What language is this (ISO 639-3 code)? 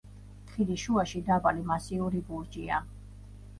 kat